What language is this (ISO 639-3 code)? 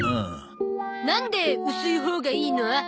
jpn